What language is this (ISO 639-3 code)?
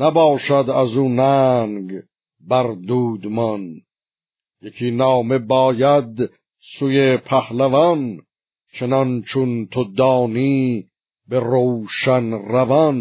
fas